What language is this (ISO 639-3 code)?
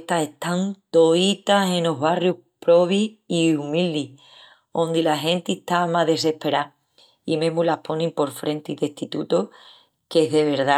ext